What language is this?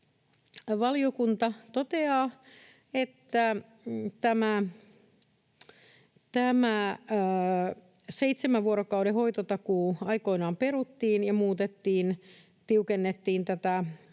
Finnish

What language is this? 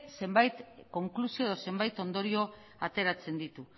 Basque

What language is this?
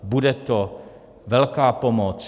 Czech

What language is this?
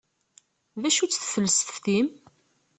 Kabyle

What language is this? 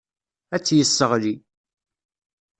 Kabyle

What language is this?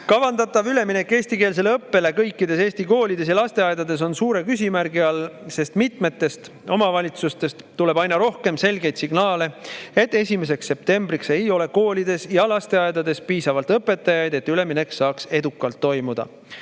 Estonian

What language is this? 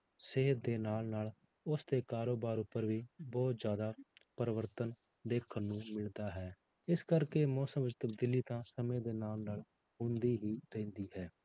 Punjabi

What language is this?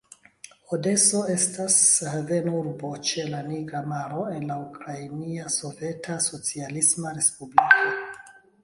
Esperanto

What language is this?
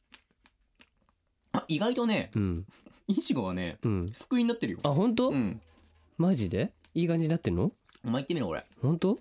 Japanese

